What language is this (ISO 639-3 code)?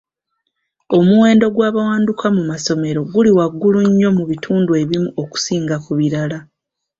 lug